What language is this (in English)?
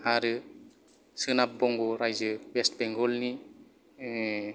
Bodo